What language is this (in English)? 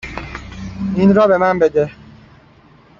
Persian